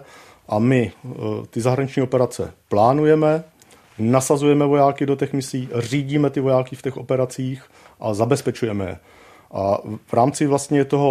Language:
Czech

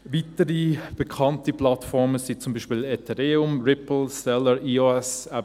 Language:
Swiss German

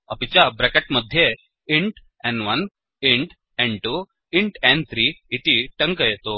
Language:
Sanskrit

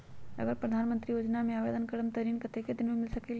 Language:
Magahi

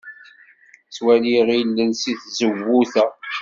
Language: Kabyle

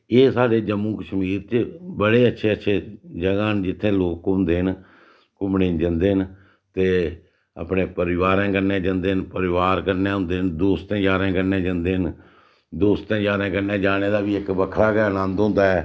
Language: Dogri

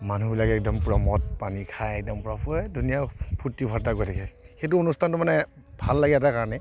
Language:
Assamese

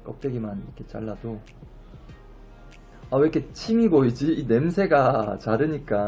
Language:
Korean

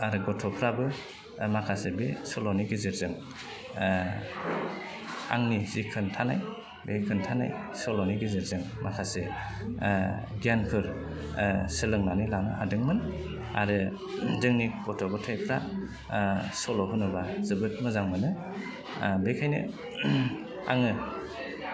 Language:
Bodo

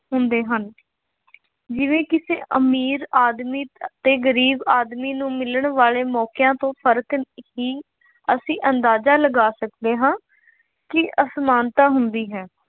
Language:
Punjabi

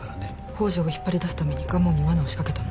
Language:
Japanese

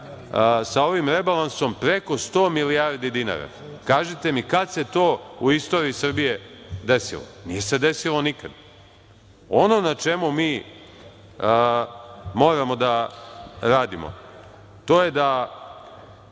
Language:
Serbian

